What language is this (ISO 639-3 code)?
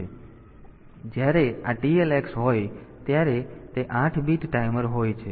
guj